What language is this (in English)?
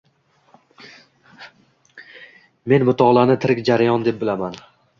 Uzbek